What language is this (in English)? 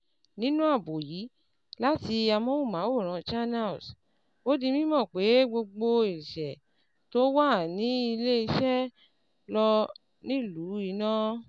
Yoruba